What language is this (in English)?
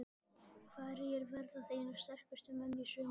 Icelandic